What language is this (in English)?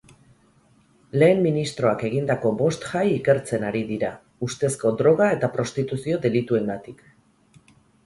Basque